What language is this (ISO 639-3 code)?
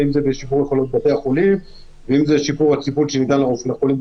heb